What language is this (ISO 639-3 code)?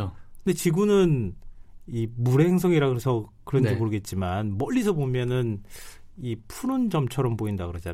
kor